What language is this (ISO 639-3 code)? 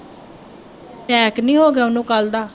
pan